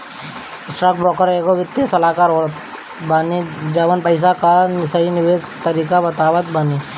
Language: Bhojpuri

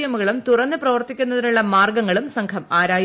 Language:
Malayalam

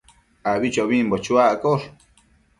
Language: Matsés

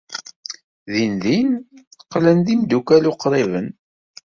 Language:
Kabyle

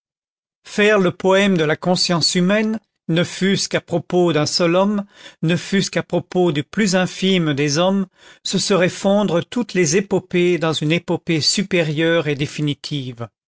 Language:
French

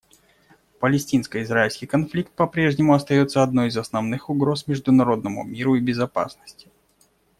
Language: Russian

